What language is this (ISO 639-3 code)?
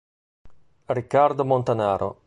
ita